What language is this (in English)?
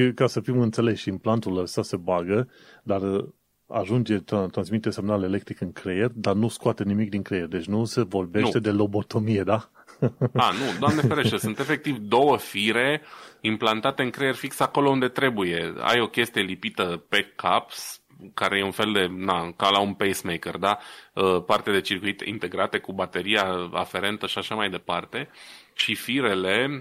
Romanian